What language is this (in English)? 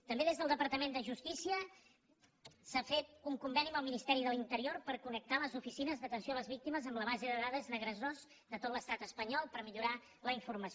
Catalan